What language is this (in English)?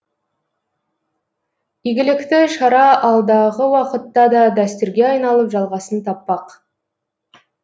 Kazakh